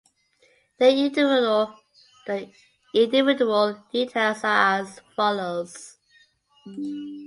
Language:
English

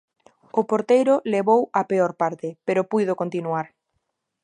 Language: Galician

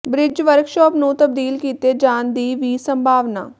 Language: Punjabi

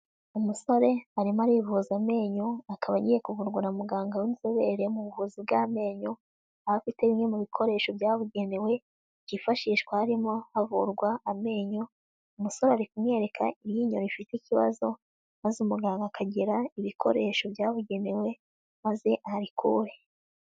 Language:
Kinyarwanda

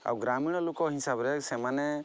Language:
Odia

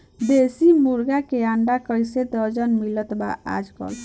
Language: Bhojpuri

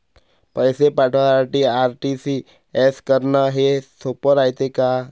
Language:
Marathi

